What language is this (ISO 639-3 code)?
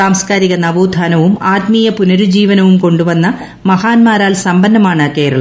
mal